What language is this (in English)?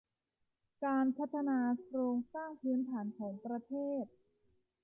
Thai